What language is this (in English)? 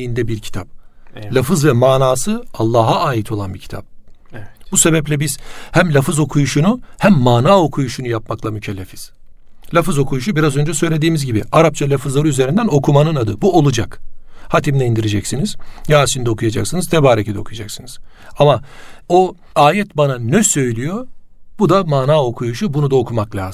Turkish